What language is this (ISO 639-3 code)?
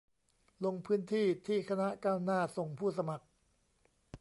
tha